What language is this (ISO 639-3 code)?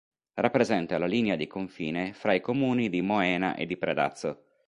ita